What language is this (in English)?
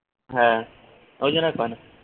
Bangla